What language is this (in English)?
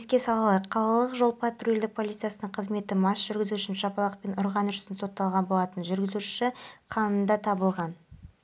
Kazakh